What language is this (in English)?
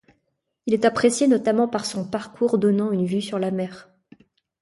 French